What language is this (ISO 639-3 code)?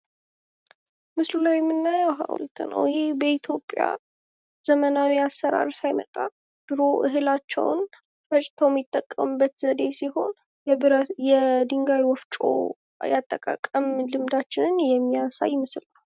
amh